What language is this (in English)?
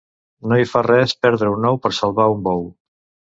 Catalan